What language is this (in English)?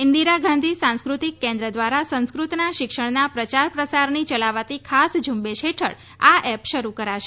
Gujarati